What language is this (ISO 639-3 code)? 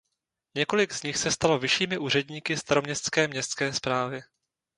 ces